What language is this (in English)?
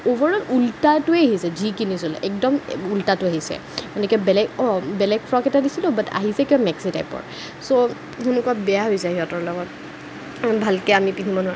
Assamese